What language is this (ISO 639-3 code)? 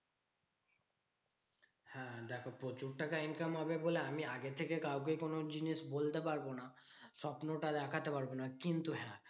ben